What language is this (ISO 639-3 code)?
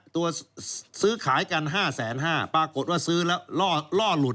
tha